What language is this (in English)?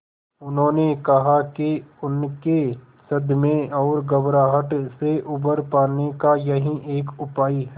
Hindi